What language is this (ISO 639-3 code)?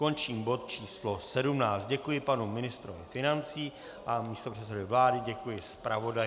ces